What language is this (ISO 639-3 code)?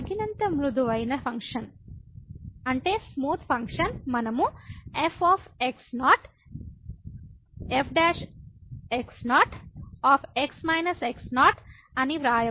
tel